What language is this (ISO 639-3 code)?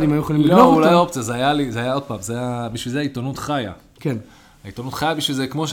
heb